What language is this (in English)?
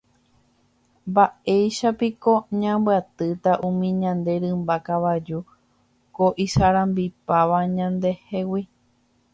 Guarani